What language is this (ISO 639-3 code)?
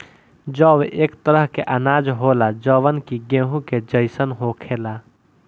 bho